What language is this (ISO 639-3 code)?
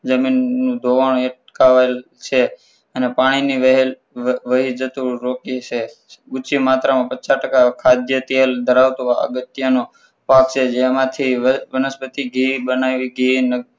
guj